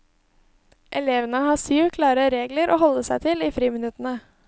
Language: Norwegian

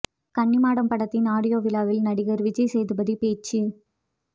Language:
Tamil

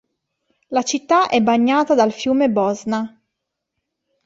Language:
Italian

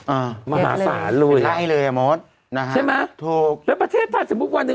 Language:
Thai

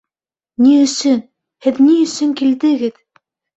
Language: Bashkir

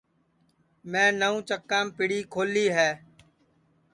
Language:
Sansi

